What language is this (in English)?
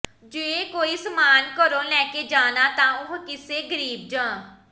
Punjabi